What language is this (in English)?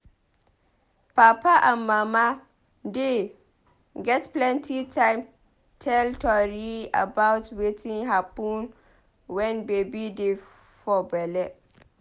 Nigerian Pidgin